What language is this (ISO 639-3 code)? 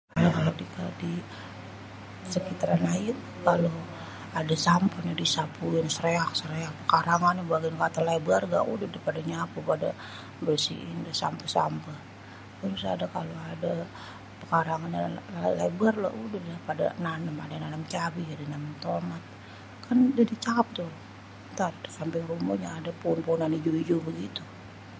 bew